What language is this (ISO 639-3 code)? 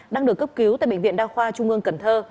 vie